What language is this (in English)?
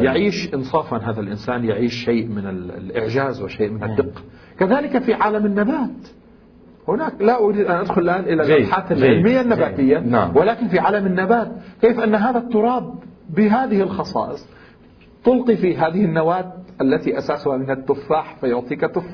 Arabic